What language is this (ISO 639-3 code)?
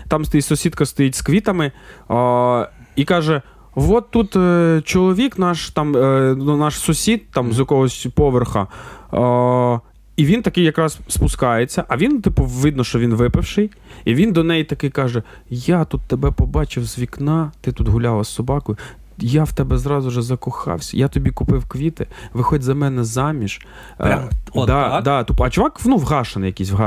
ukr